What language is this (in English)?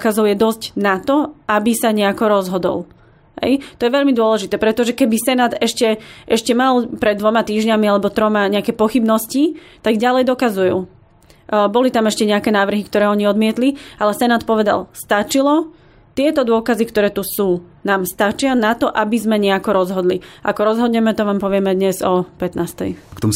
Slovak